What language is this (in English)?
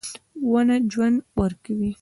Pashto